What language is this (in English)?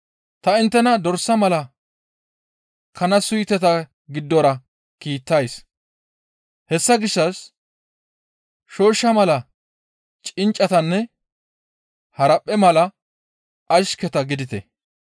Gamo